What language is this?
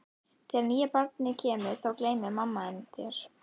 Icelandic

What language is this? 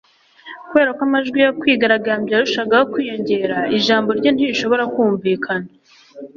Kinyarwanda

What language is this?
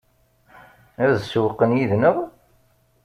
Kabyle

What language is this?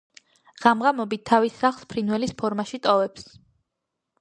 Georgian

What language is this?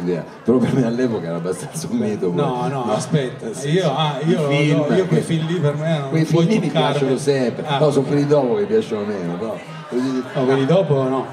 Italian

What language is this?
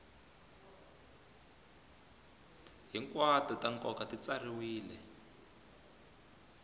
Tsonga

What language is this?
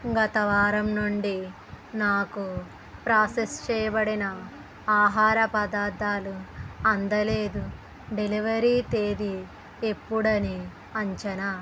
Telugu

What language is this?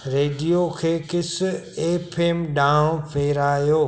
Sindhi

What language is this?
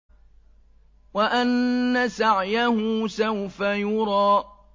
Arabic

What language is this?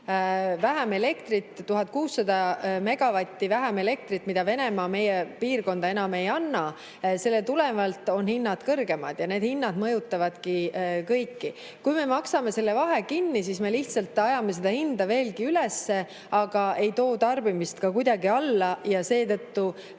Estonian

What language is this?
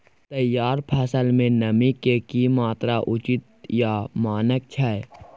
Maithili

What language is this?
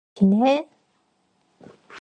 Korean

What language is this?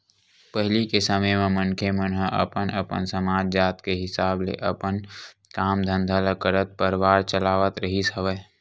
Chhattisgarhi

